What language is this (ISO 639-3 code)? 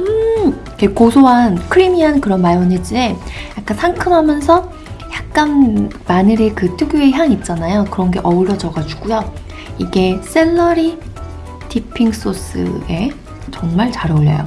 kor